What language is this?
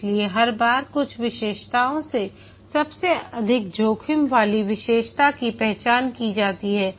Hindi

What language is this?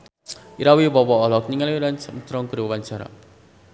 Sundanese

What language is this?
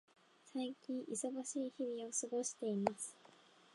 Japanese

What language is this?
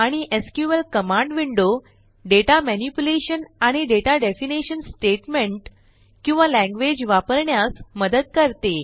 Marathi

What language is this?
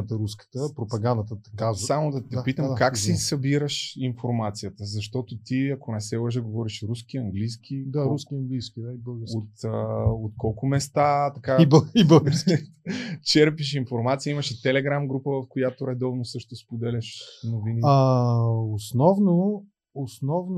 Bulgarian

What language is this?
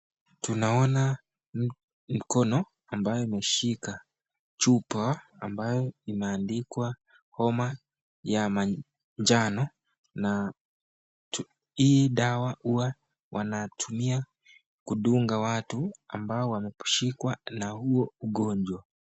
Swahili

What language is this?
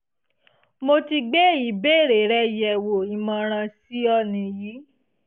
Yoruba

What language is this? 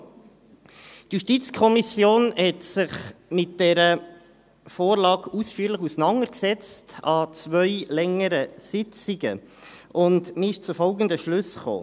Swiss German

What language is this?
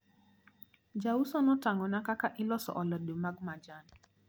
Luo (Kenya and Tanzania)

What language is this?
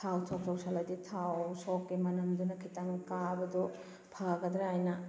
Manipuri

